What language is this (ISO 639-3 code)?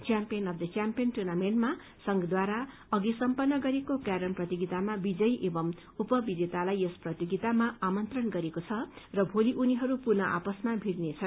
nep